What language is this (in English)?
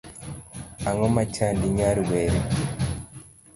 Luo (Kenya and Tanzania)